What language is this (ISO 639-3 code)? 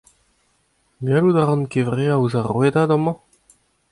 bre